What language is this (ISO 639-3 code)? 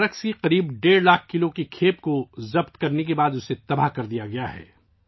urd